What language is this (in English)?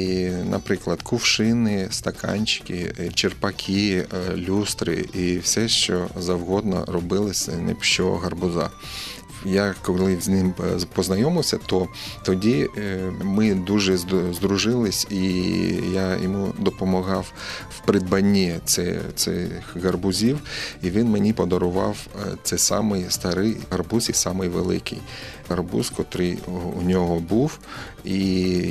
Ukrainian